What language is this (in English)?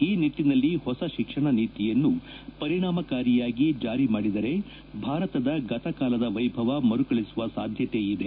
Kannada